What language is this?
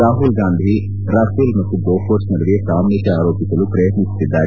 Kannada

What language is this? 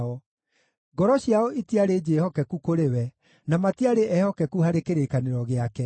Kikuyu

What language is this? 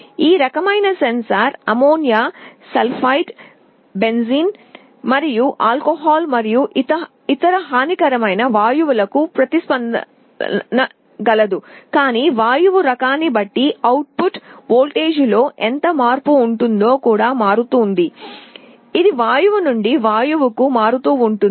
Telugu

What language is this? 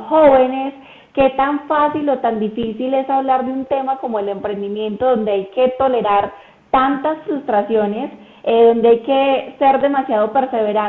Spanish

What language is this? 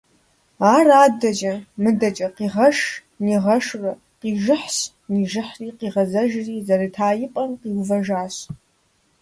Kabardian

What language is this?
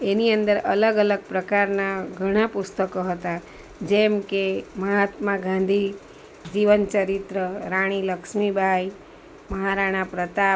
Gujarati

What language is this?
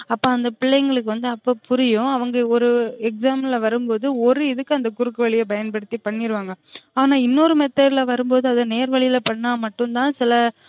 Tamil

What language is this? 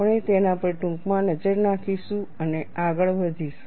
Gujarati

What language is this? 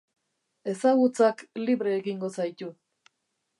Basque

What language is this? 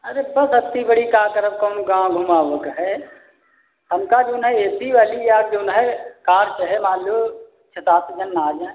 Hindi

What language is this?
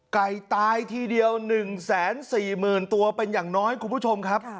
Thai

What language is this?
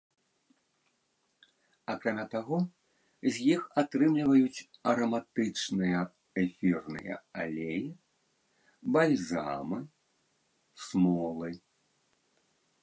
Belarusian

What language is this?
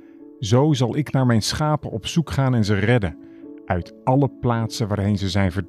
Dutch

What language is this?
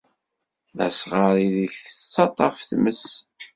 Kabyle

